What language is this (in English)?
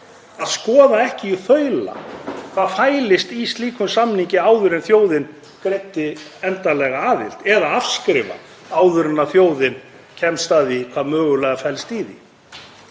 Icelandic